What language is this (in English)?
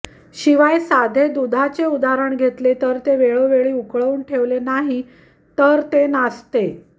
Marathi